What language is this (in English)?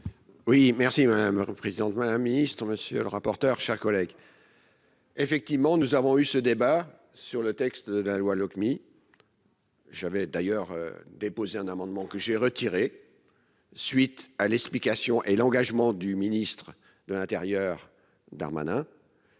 French